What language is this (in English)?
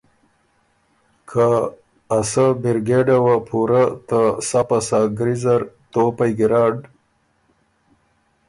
Ormuri